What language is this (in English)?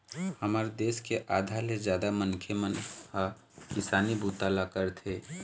Chhattisgarhi